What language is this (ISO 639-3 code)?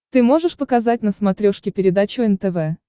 rus